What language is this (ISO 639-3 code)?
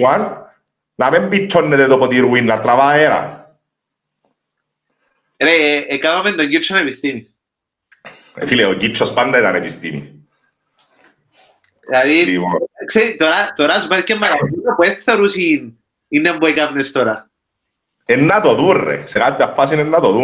ell